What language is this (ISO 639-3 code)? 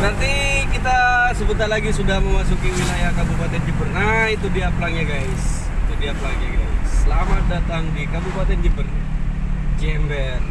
ind